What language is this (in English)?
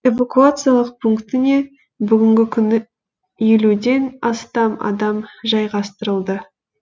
Kazakh